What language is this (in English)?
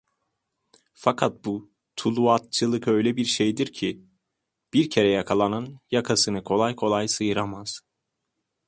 Turkish